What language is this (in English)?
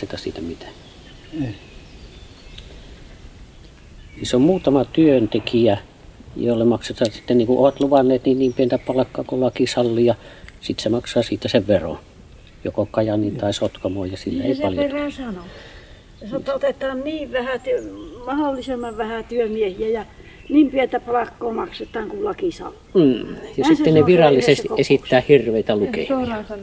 Finnish